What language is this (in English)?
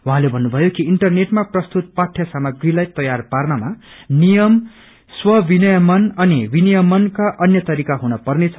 Nepali